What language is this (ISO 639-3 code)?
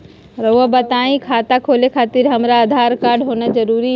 mag